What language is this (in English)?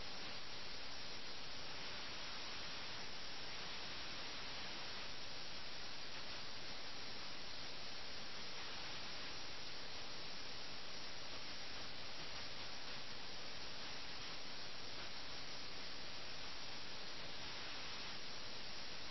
Malayalam